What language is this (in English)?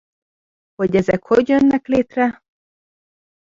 Hungarian